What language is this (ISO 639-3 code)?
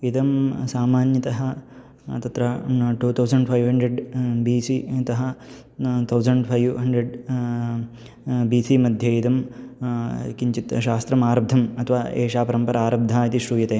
san